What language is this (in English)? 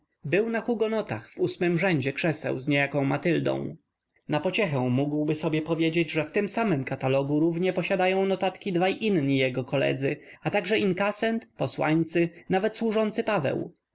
Polish